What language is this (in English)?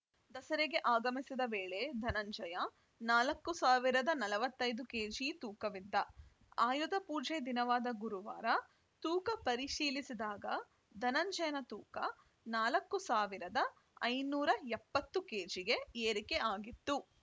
Kannada